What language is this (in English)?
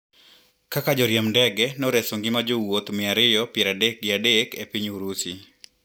Luo (Kenya and Tanzania)